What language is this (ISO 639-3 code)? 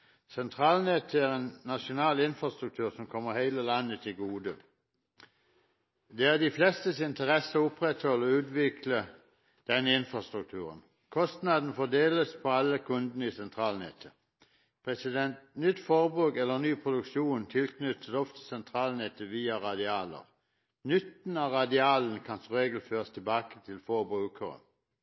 nob